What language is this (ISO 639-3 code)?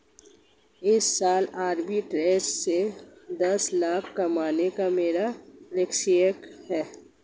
hin